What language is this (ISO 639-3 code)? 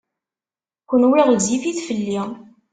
kab